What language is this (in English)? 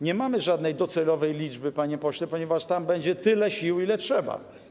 Polish